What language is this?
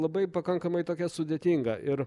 Lithuanian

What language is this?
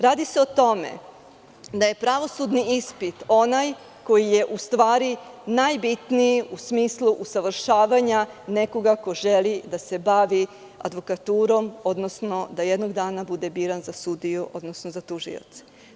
Serbian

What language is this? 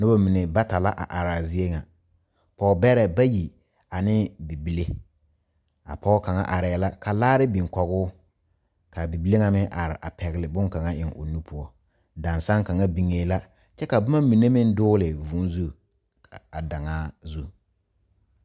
Southern Dagaare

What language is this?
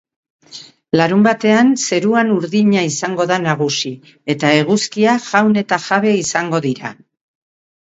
Basque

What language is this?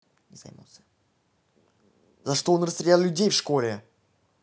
Russian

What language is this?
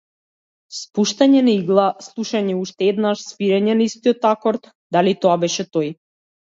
Macedonian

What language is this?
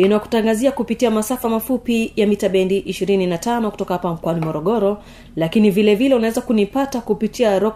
Swahili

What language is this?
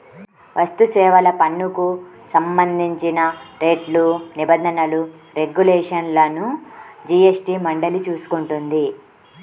Telugu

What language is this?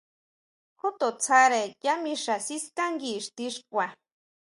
Huautla Mazatec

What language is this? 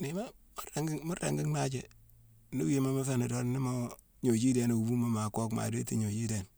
Mansoanka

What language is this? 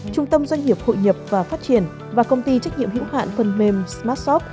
Vietnamese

